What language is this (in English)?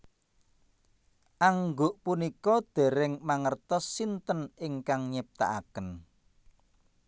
Javanese